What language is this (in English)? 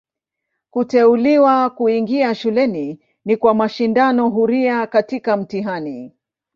Swahili